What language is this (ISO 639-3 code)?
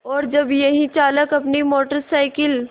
hin